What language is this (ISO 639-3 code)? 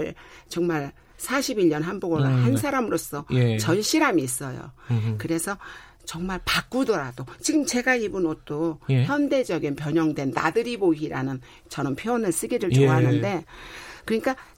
kor